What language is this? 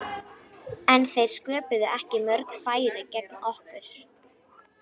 Icelandic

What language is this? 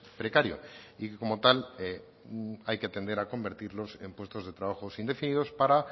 Spanish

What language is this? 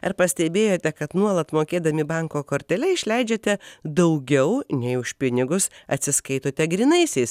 Lithuanian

